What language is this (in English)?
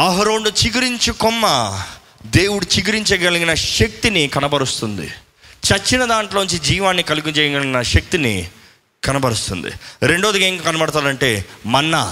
Telugu